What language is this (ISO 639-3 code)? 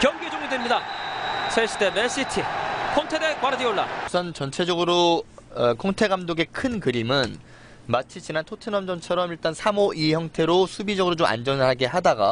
kor